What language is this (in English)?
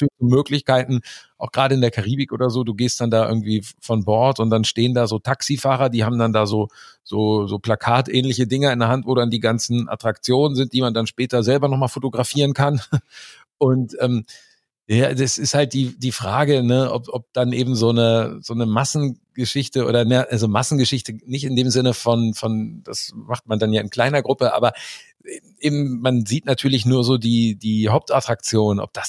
German